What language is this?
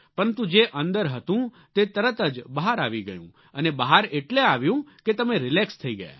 Gujarati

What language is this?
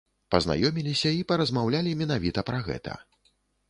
Belarusian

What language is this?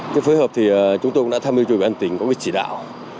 Vietnamese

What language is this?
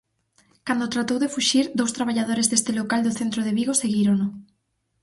Galician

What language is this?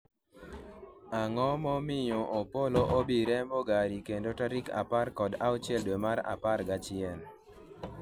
Luo (Kenya and Tanzania)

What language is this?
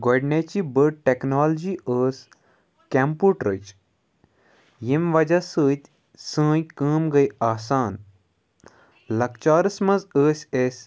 Kashmiri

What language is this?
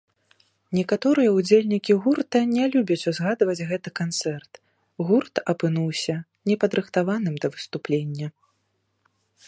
Belarusian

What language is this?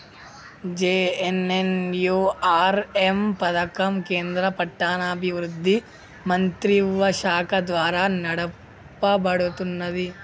Telugu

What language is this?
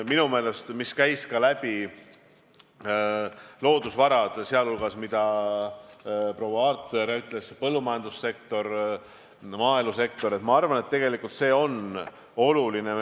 Estonian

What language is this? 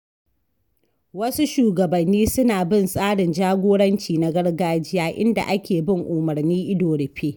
Hausa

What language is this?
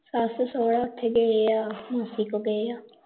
Punjabi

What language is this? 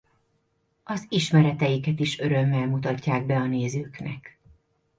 Hungarian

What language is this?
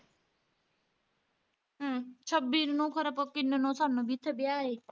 Punjabi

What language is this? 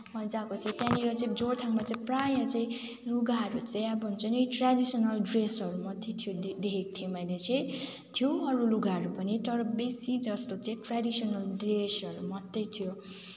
Nepali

